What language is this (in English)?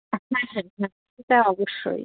Bangla